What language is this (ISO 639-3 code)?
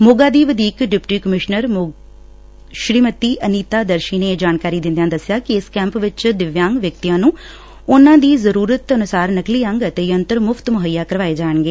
pan